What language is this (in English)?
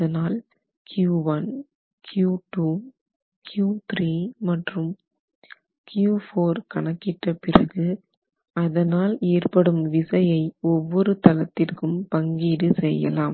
Tamil